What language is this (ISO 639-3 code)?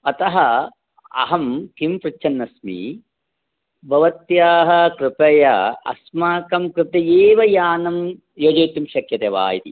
san